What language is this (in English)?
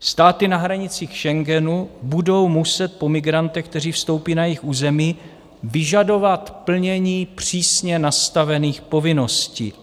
Czech